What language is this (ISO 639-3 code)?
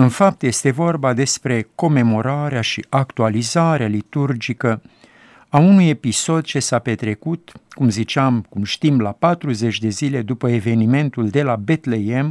ron